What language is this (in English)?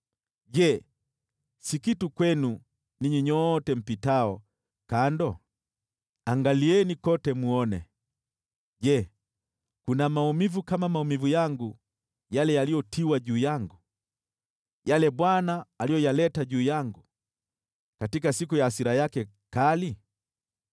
Swahili